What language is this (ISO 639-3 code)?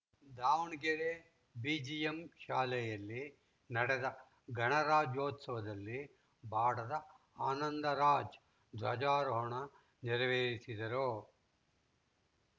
kan